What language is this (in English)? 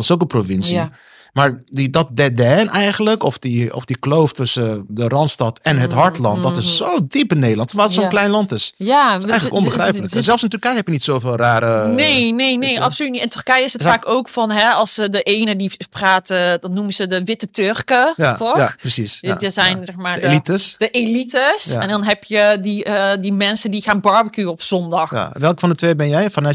Dutch